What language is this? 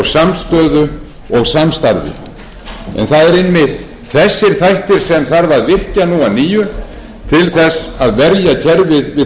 Icelandic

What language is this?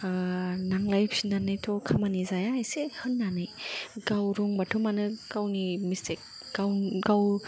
Bodo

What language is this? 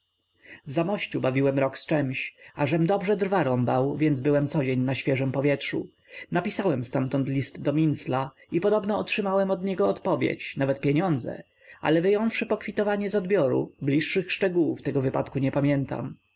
Polish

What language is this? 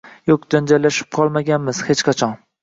Uzbek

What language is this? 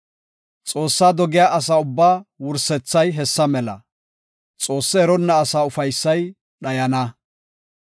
Gofa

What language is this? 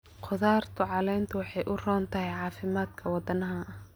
Somali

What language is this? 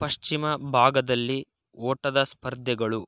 Kannada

